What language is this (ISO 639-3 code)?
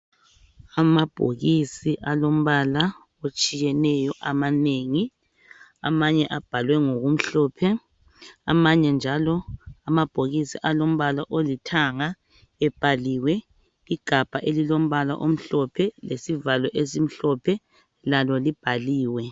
nde